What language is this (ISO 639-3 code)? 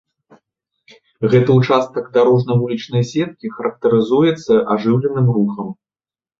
bel